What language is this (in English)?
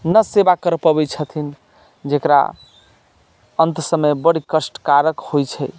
Maithili